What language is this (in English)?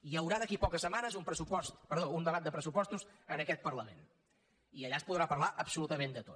Catalan